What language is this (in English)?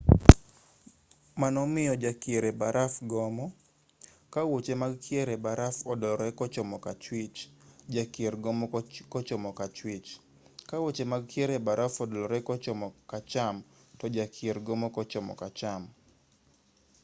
Luo (Kenya and Tanzania)